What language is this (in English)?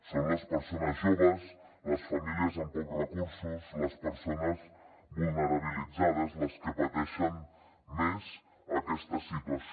Catalan